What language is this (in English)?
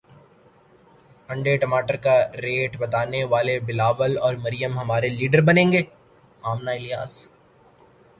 Urdu